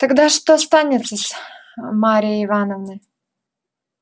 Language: Russian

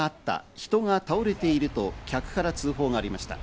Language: Japanese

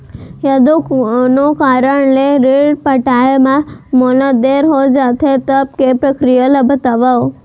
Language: Chhattisgarhi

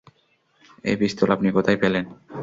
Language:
Bangla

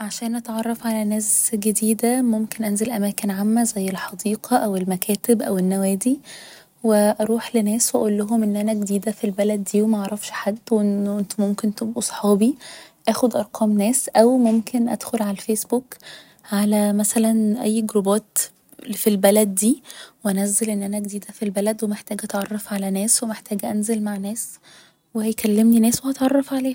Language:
Egyptian Arabic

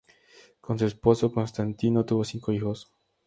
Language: Spanish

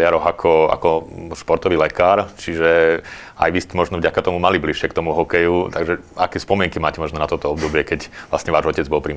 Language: Slovak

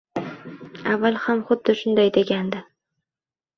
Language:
Uzbek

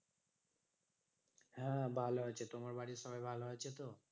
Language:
Bangla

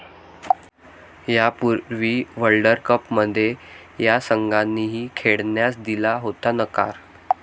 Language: Marathi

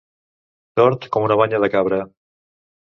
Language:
Catalan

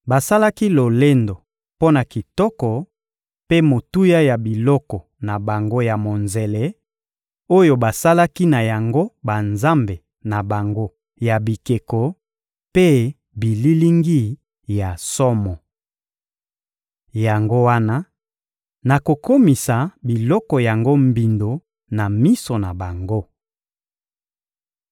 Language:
Lingala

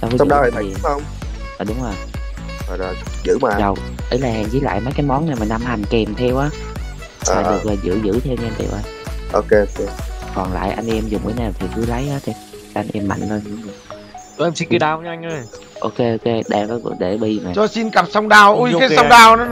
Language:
Vietnamese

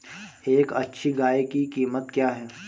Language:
Hindi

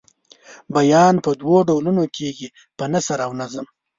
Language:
Pashto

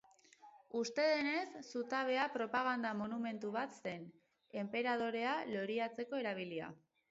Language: Basque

